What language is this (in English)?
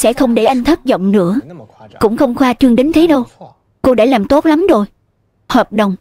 Vietnamese